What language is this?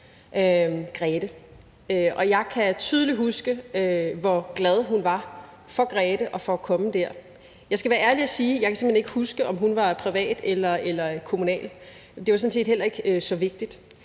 Danish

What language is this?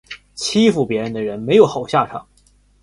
Chinese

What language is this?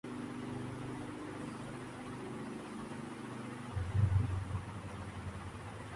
Urdu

